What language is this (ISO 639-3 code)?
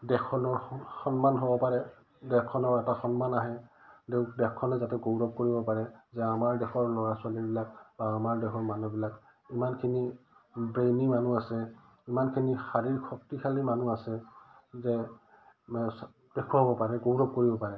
asm